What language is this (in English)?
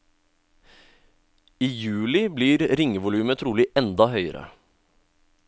Norwegian